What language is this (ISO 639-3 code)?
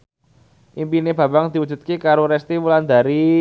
jav